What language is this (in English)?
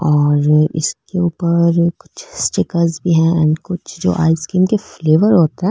Marwari